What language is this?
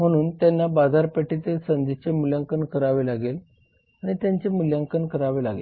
Marathi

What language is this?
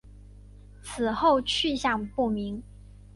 Chinese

